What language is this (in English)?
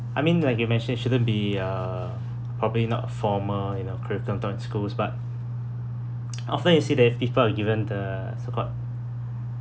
English